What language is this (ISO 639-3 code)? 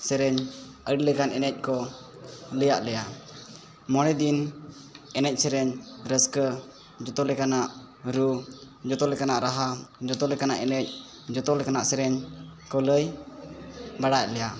sat